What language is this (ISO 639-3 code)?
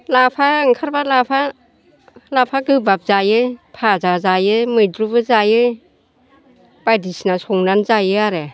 brx